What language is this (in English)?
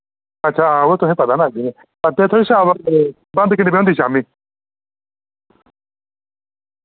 Dogri